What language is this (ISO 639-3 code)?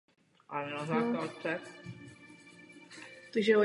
ces